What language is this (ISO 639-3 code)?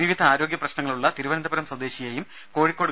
mal